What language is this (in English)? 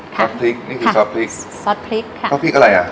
Thai